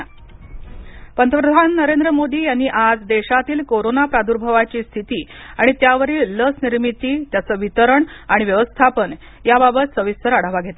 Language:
Marathi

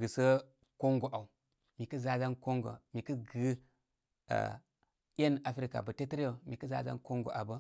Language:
Koma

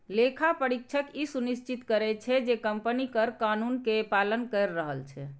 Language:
Maithili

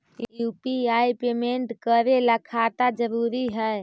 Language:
Magahi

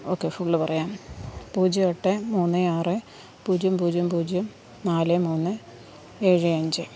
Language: Malayalam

